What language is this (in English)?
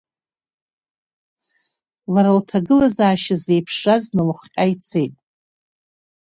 Abkhazian